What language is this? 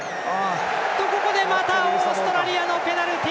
Japanese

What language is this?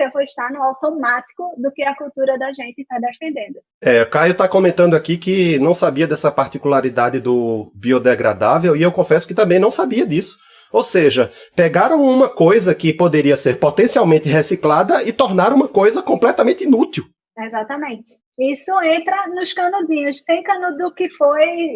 Portuguese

